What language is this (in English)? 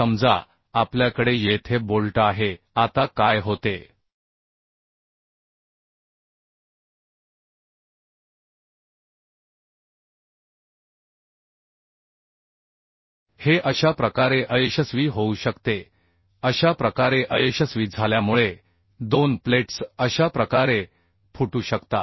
Marathi